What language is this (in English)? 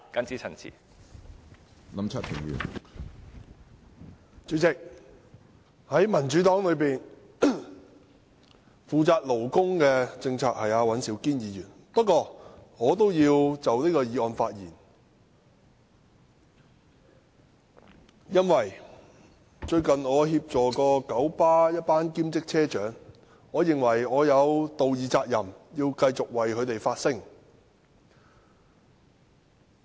Cantonese